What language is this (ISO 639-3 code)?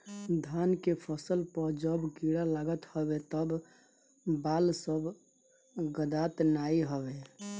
bho